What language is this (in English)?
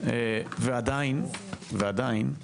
Hebrew